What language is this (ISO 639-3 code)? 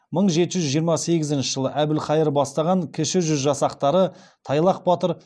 kaz